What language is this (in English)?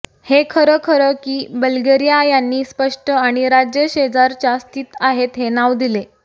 Marathi